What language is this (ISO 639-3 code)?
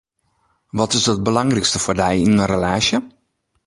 fry